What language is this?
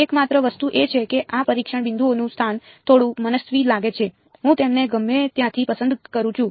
Gujarati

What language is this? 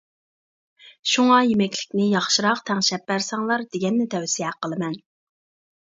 Uyghur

